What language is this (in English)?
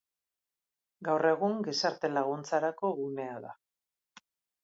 Basque